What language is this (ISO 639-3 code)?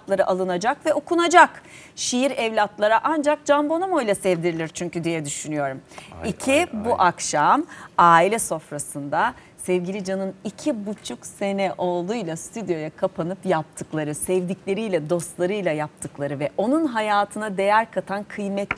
tur